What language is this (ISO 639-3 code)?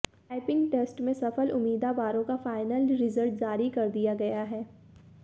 hin